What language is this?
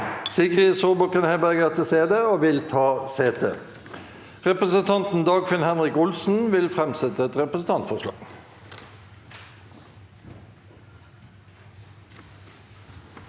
Norwegian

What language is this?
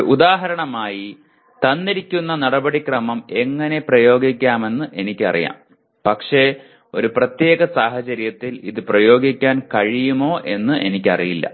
Malayalam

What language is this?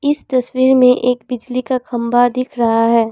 Hindi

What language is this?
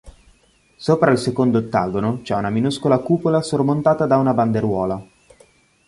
Italian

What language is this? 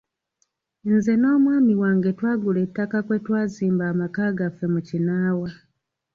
Ganda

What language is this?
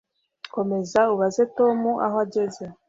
Kinyarwanda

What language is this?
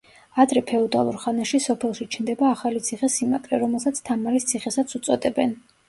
Georgian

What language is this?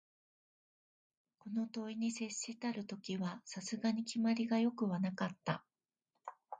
Japanese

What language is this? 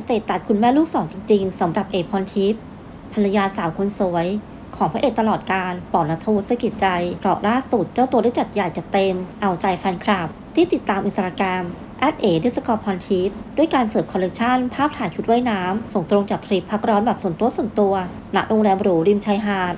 Thai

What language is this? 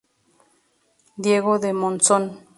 Spanish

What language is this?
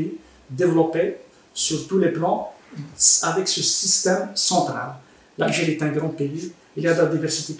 French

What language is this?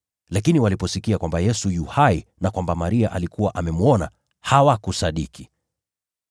Swahili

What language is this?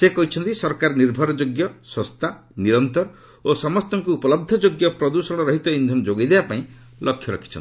Odia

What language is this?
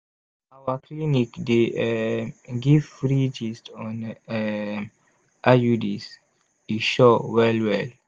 Nigerian Pidgin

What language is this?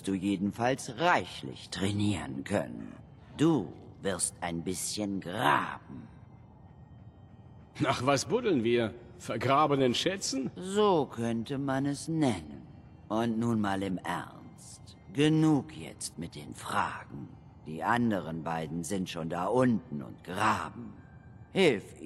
German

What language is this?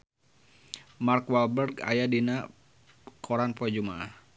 Sundanese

